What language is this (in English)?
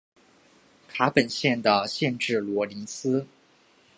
Chinese